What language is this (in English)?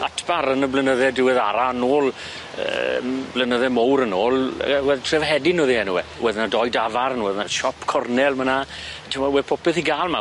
Welsh